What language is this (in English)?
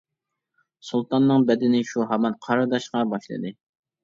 Uyghur